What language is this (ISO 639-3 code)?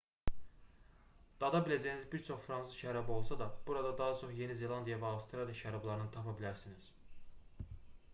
aze